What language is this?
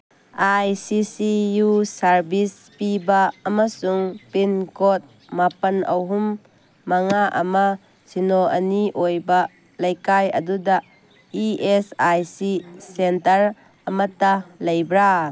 Manipuri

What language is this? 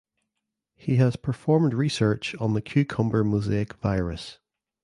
English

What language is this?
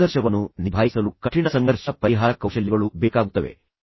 Kannada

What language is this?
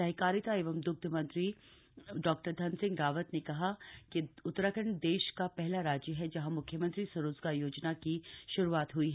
Hindi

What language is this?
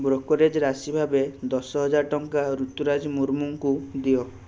Odia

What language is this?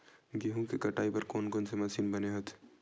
Chhattisgarhi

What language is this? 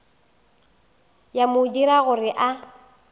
Northern Sotho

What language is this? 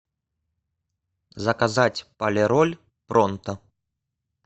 Russian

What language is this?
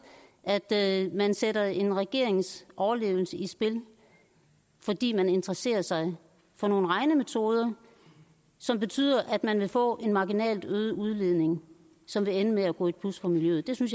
Danish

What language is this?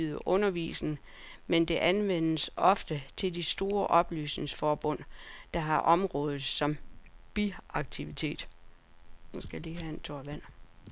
Danish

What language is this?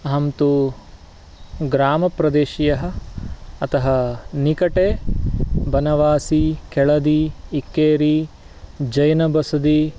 Sanskrit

